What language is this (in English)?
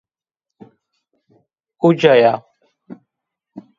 Zaza